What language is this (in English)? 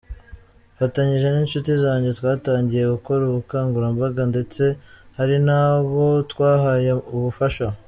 Kinyarwanda